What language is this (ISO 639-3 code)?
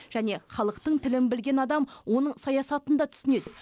kaz